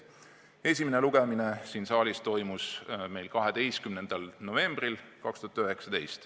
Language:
Estonian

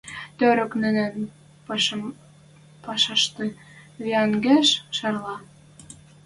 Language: Western Mari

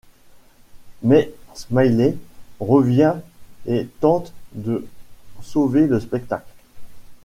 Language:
French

